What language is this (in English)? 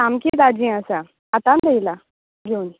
Konkani